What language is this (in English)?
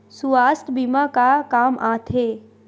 Chhattisgarhi